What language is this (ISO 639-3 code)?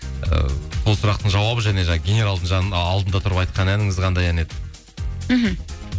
kaz